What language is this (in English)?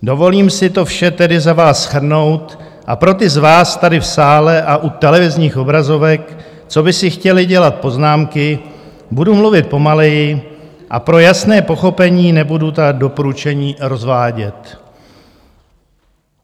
Czech